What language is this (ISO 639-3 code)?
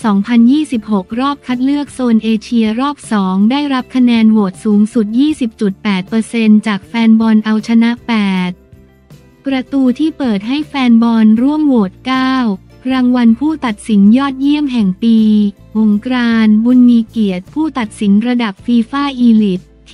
tha